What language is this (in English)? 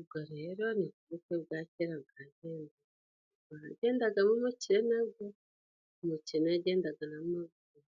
Kinyarwanda